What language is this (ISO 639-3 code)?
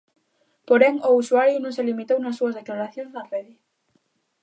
glg